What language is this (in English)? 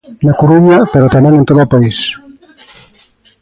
Galician